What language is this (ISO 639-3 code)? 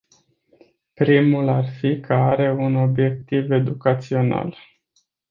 ron